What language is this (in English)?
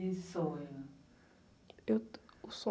Portuguese